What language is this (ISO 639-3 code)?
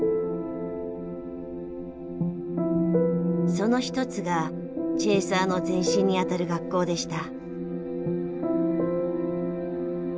jpn